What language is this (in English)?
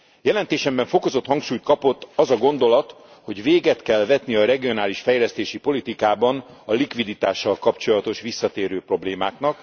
Hungarian